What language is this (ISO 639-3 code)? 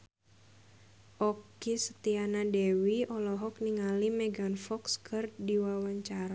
sun